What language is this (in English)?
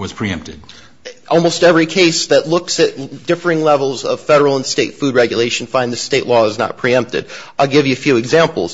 English